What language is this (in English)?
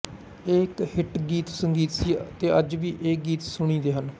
Punjabi